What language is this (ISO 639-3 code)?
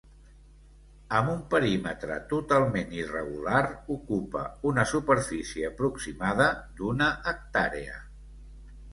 cat